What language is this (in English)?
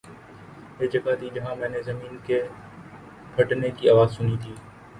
Urdu